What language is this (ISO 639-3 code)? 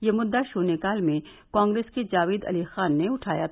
hin